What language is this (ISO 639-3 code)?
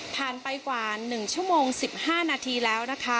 tha